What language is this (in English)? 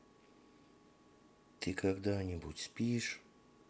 Russian